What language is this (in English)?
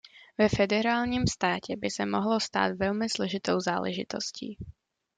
Czech